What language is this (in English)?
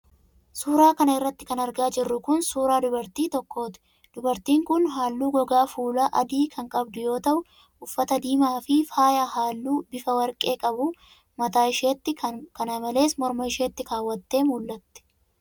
Oromo